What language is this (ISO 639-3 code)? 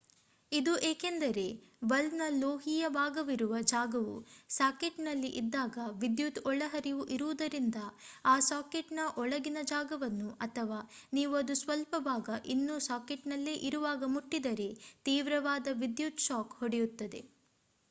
kan